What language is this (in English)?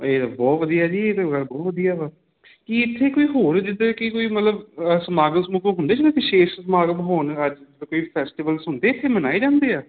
Punjabi